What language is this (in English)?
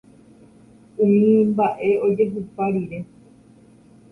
Guarani